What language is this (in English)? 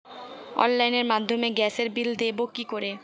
Bangla